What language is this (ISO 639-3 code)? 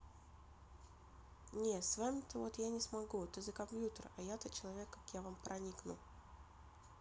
rus